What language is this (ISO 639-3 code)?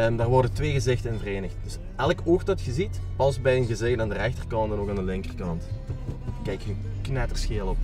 nld